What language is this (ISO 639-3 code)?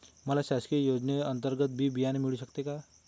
mar